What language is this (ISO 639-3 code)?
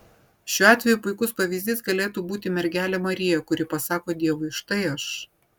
lit